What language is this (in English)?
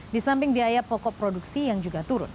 Indonesian